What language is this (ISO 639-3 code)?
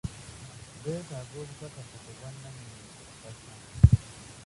lug